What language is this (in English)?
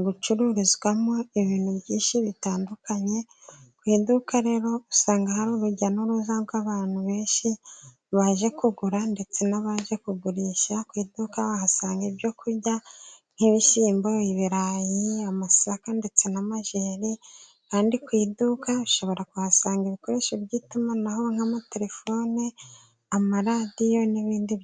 Kinyarwanda